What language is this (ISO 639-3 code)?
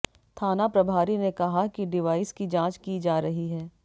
hin